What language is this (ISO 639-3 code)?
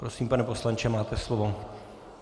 ces